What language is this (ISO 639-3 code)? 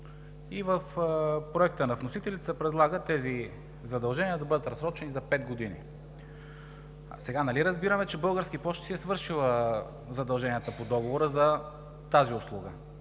bul